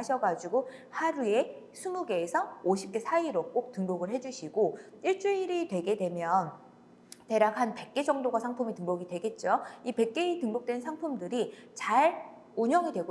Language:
Korean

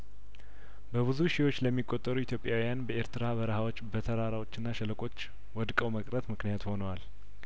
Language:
Amharic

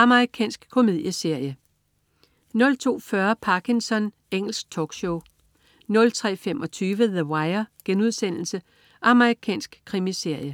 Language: Danish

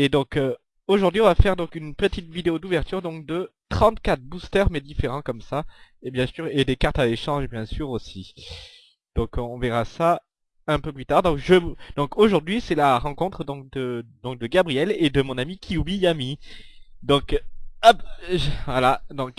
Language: French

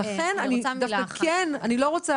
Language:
Hebrew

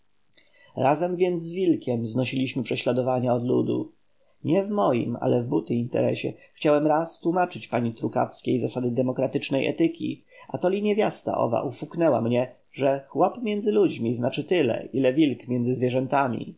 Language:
Polish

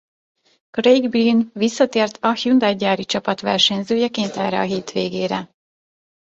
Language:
Hungarian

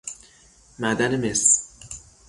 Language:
Persian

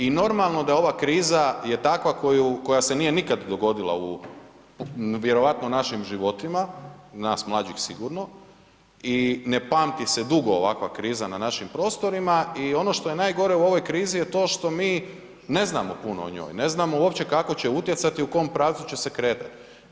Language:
Croatian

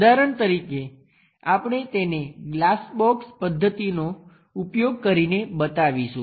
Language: Gujarati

